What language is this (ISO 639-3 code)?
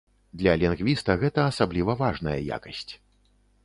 bel